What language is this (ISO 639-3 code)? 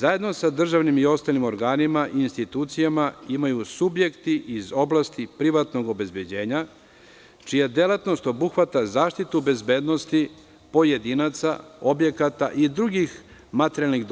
srp